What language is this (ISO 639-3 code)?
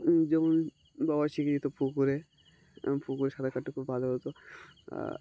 ben